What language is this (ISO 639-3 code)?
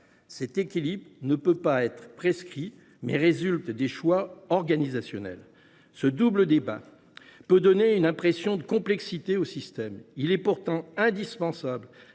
fra